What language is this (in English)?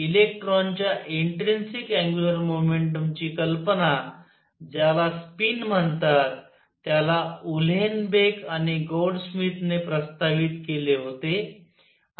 Marathi